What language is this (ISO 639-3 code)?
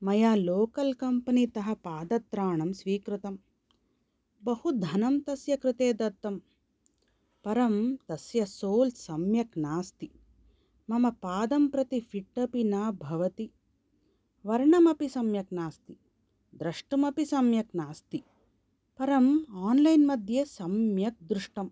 san